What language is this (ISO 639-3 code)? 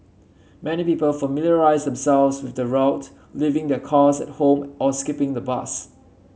eng